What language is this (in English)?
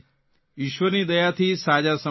Gujarati